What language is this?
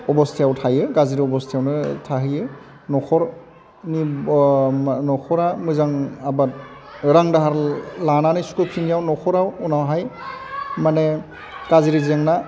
Bodo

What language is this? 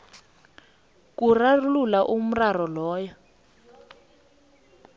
South Ndebele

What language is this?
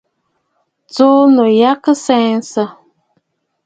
Bafut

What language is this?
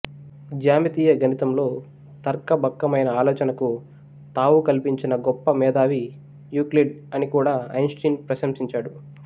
Telugu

